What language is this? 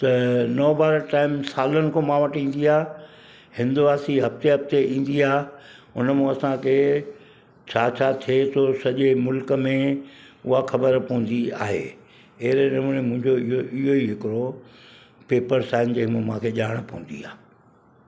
Sindhi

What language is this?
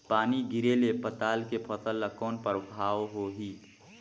Chhattisgarhi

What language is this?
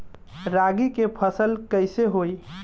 Bhojpuri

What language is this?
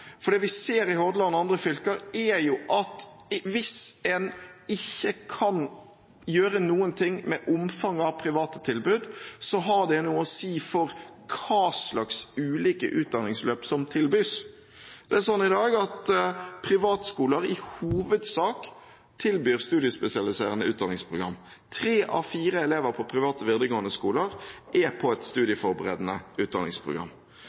Norwegian Bokmål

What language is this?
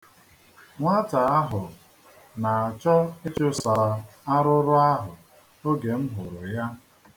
Igbo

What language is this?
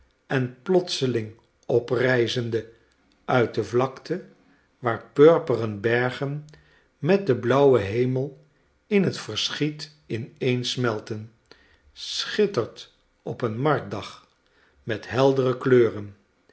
Dutch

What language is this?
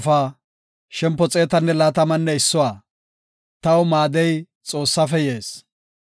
Gofa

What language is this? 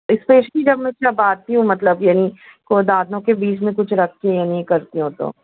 Urdu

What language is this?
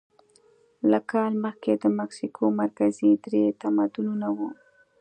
Pashto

